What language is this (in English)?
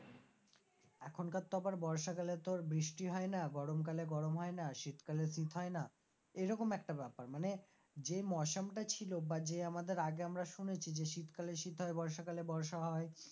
Bangla